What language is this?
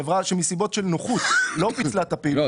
Hebrew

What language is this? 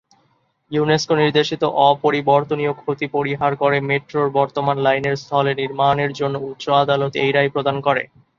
Bangla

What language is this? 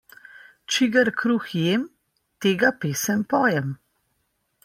Slovenian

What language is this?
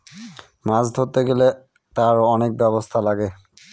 Bangla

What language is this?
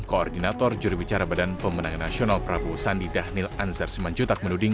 Indonesian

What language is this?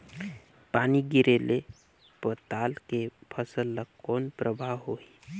Chhattisgarhi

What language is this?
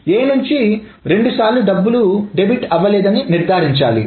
Telugu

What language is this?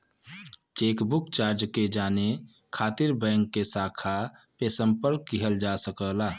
Bhojpuri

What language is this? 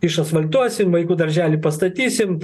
Lithuanian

